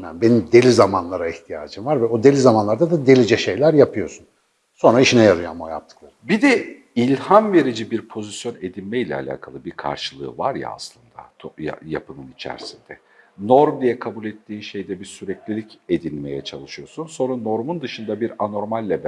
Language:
Turkish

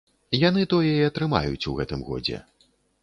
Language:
Belarusian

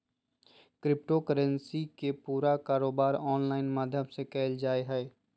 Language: Magahi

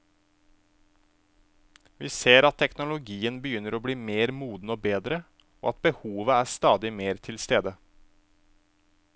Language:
Norwegian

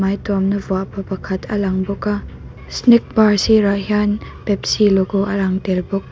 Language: Mizo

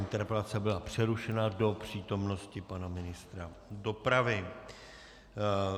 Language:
Czech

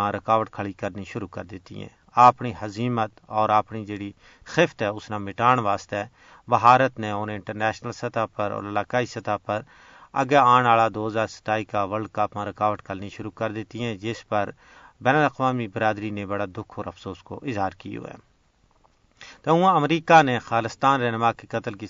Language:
Urdu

